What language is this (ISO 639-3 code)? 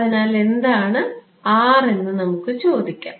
mal